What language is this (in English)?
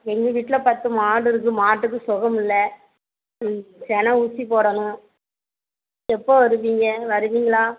Tamil